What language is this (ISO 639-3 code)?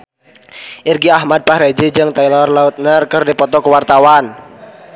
sun